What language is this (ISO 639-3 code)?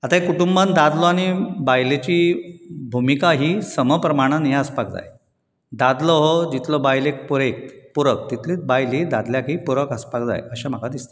kok